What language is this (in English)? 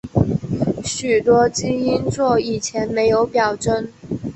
Chinese